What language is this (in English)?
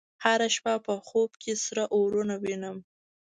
Pashto